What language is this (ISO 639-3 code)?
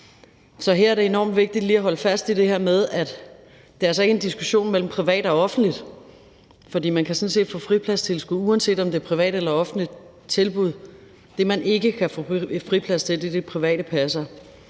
dan